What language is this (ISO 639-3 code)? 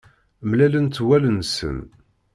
kab